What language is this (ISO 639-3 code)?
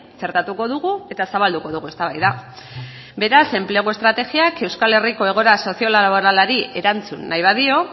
eus